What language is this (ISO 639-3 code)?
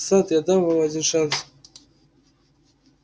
rus